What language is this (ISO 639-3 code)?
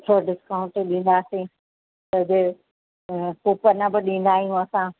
snd